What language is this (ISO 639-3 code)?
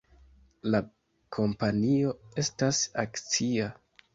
epo